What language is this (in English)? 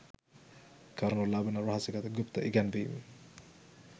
Sinhala